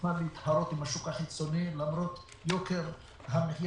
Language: Hebrew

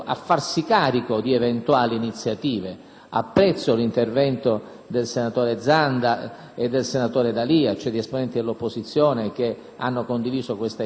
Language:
Italian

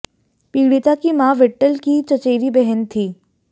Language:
Hindi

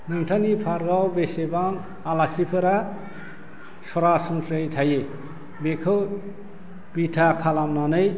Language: Bodo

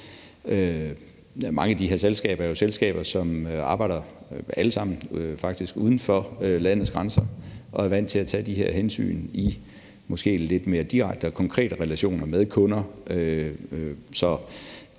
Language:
Danish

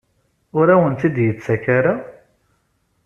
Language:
Kabyle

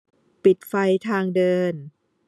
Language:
Thai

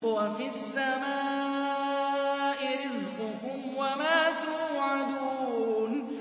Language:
Arabic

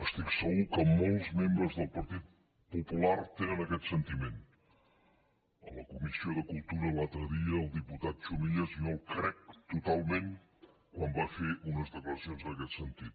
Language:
Catalan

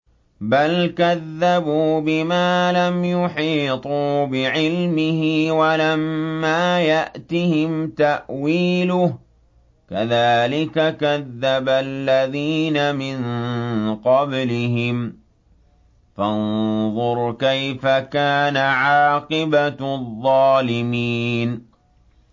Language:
Arabic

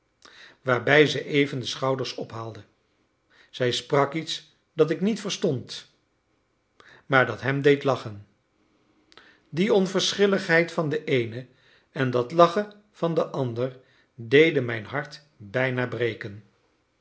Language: Dutch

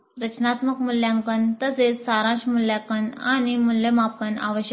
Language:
Marathi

